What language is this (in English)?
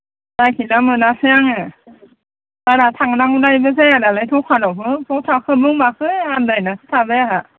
Bodo